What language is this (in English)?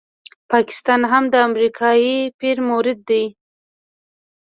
Pashto